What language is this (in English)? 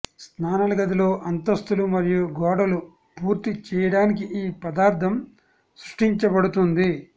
Telugu